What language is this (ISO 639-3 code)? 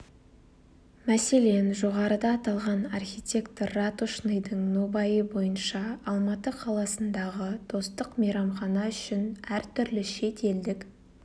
kaz